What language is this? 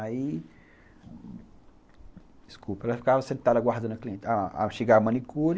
Portuguese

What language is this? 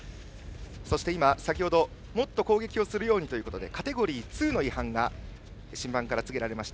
Japanese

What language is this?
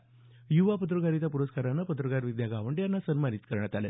Marathi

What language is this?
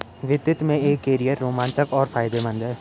Hindi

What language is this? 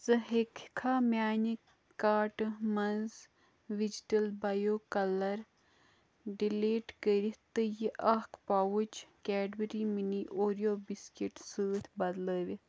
Kashmiri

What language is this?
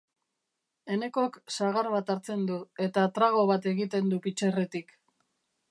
Basque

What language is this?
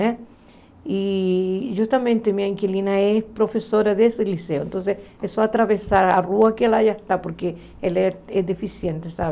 Portuguese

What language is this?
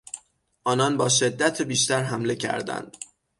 Persian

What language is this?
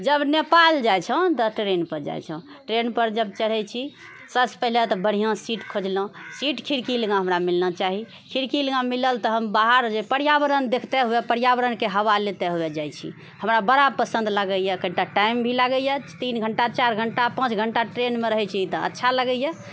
Maithili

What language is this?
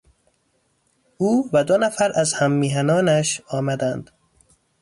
Persian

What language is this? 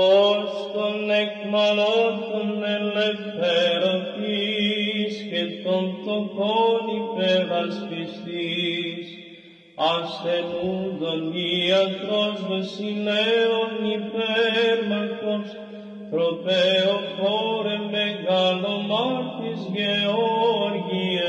Greek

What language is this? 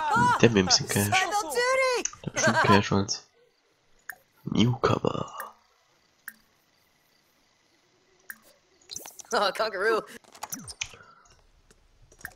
German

